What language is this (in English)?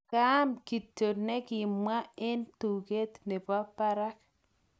Kalenjin